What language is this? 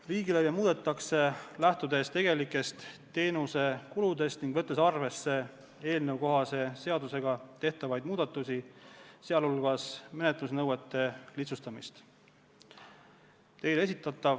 Estonian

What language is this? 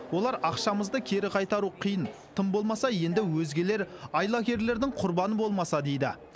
Kazakh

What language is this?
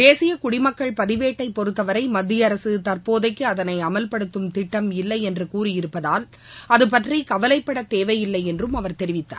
Tamil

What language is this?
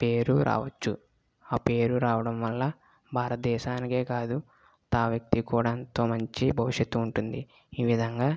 Telugu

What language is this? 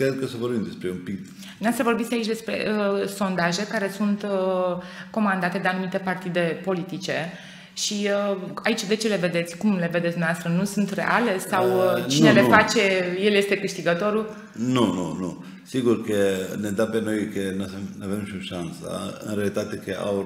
Romanian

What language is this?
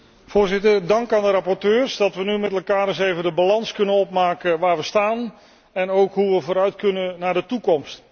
Dutch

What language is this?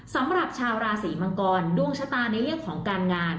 Thai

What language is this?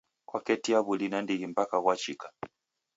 Taita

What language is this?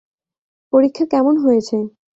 Bangla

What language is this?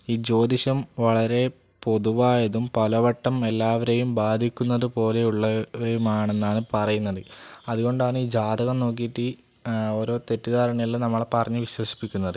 Malayalam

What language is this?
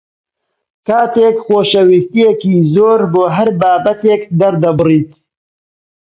Central Kurdish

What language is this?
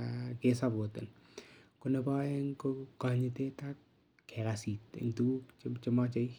Kalenjin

